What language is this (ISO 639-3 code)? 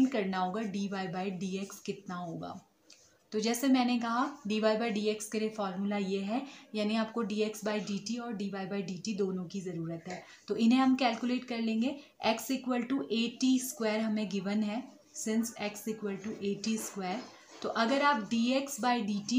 hin